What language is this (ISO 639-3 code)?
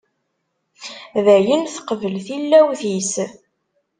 kab